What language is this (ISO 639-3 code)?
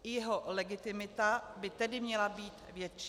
ces